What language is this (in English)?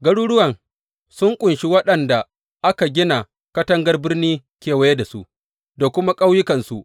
Hausa